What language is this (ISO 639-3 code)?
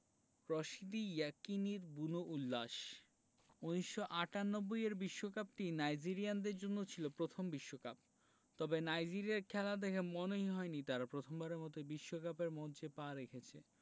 ben